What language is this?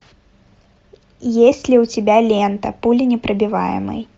Russian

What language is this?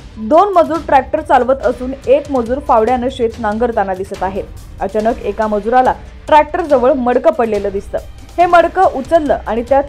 Marathi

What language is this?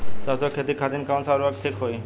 Bhojpuri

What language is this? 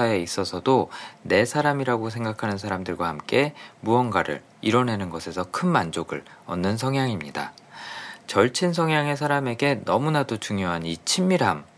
Korean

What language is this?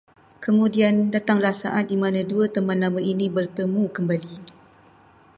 Malay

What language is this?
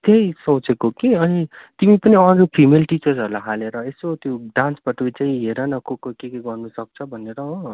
Nepali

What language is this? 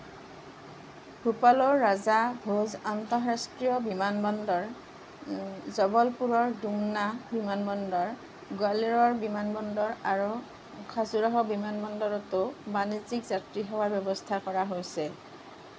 Assamese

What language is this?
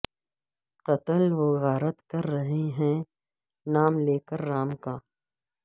Urdu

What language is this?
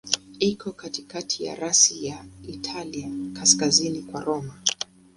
Swahili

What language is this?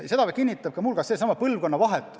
Estonian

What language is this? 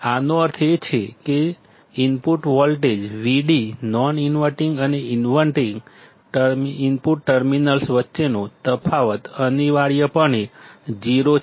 Gujarati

